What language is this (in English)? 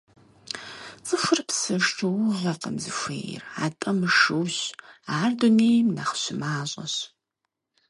Kabardian